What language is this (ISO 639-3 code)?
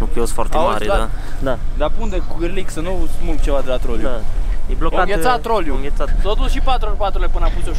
ron